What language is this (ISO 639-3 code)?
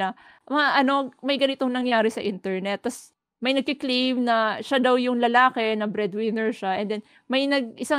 fil